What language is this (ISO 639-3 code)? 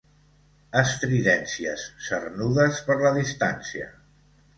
cat